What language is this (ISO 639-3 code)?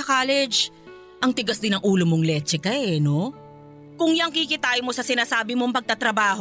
fil